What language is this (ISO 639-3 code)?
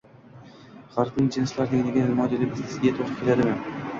uzb